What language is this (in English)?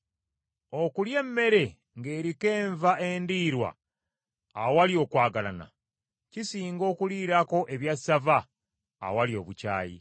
Ganda